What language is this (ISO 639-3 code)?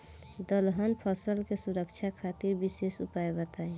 bho